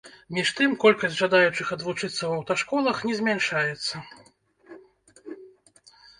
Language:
Belarusian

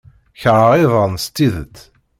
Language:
Kabyle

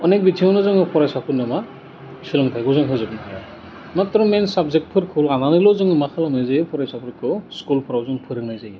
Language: Bodo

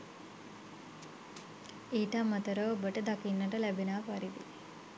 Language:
Sinhala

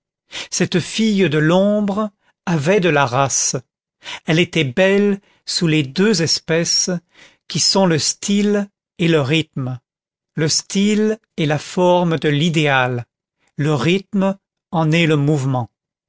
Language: French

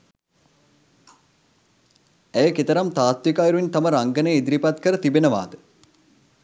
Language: Sinhala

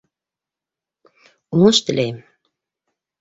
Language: Bashkir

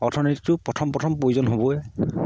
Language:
Assamese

